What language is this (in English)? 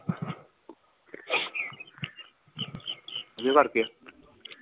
Punjabi